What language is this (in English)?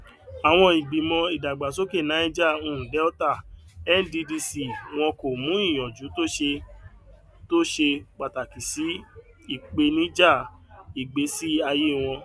Yoruba